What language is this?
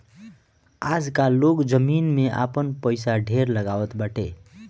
Bhojpuri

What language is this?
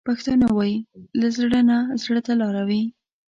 Pashto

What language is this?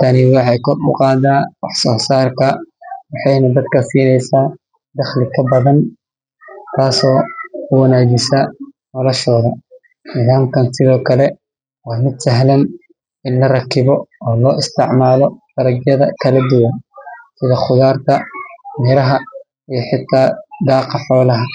Somali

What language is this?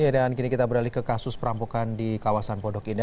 Indonesian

